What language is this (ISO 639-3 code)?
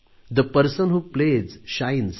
mar